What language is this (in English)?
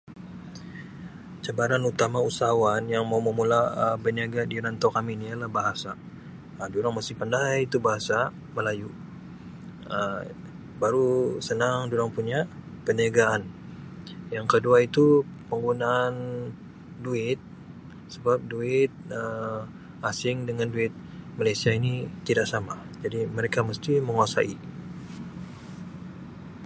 Sabah Malay